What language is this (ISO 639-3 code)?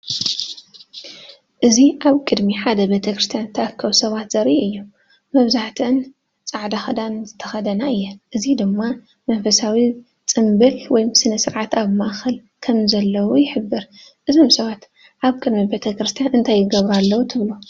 tir